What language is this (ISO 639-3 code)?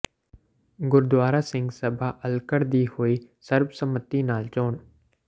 pan